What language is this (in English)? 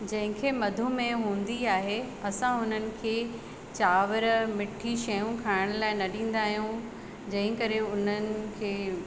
Sindhi